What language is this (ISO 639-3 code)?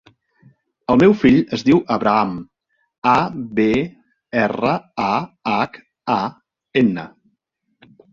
cat